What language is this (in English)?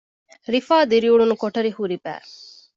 Divehi